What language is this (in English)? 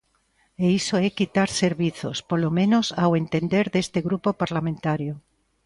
Galician